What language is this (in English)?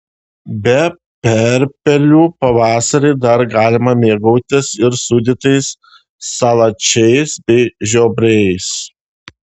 Lithuanian